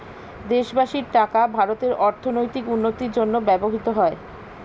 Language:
Bangla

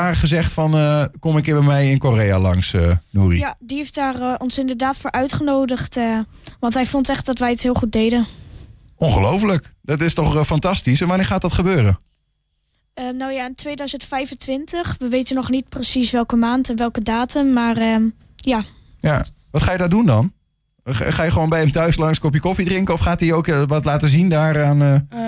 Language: Dutch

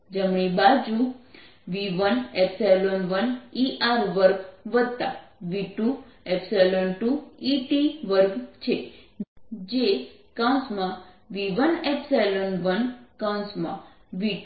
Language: Gujarati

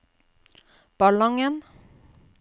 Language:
Norwegian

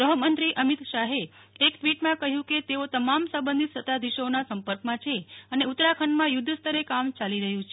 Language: Gujarati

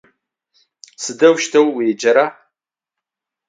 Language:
Adyghe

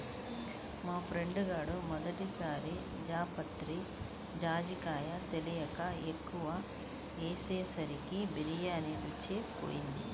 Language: Telugu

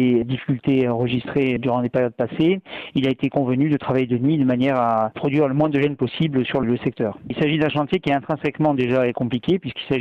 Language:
French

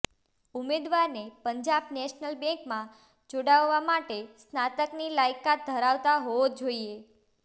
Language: Gujarati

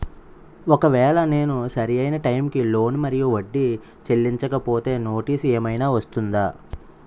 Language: Telugu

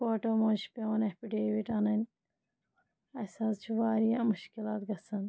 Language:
Kashmiri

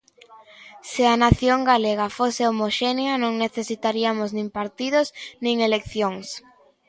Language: Galician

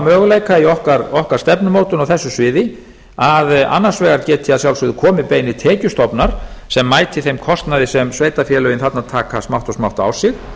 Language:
Icelandic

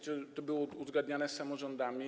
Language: Polish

